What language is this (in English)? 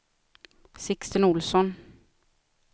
Swedish